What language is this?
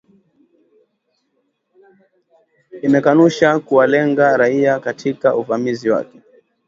Swahili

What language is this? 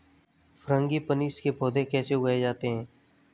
Hindi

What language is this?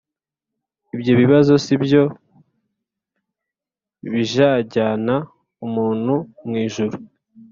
Kinyarwanda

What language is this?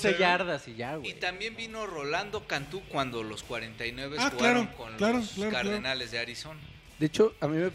Spanish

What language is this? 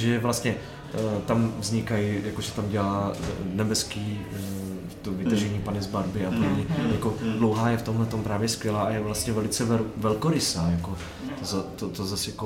Czech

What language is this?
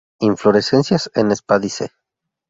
Spanish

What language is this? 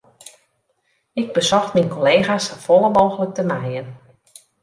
Western Frisian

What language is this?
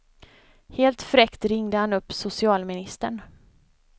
Swedish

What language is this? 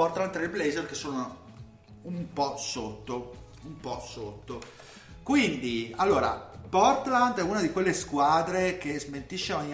Italian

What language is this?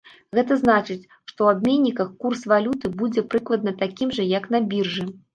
Belarusian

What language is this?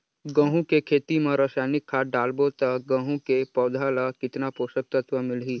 Chhattisgarhi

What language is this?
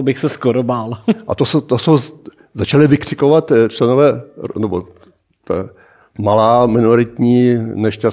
Czech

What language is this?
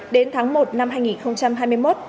Vietnamese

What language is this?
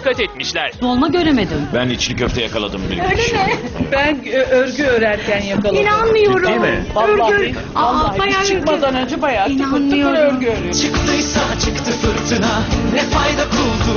Turkish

